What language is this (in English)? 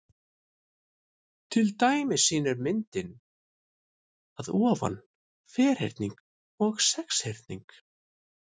Icelandic